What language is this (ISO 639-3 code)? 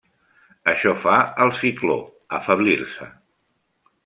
cat